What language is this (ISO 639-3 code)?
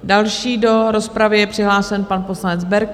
ces